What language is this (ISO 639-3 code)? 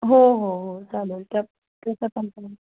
mar